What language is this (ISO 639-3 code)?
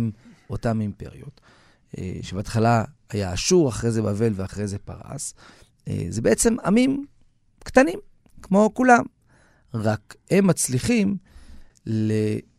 heb